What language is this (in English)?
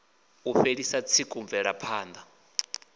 Venda